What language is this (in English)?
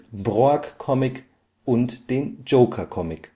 German